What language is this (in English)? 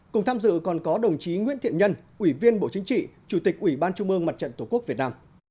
Vietnamese